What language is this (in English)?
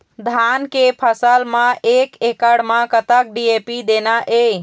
Chhattisgarhi